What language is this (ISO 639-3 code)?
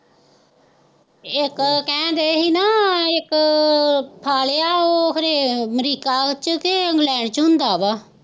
pan